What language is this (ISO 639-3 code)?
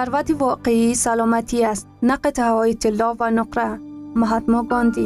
fas